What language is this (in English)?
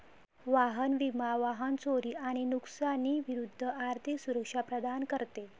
Marathi